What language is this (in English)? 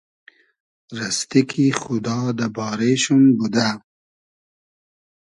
Hazaragi